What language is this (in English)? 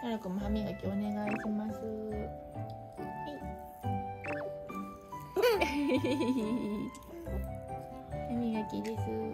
Japanese